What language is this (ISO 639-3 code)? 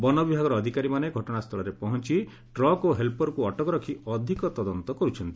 ori